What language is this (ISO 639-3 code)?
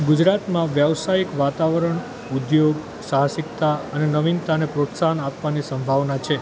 guj